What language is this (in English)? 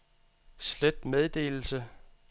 Danish